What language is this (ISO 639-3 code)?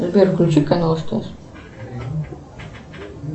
rus